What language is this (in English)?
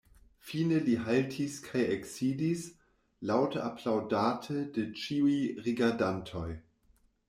Esperanto